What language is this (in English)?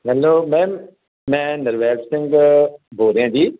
Punjabi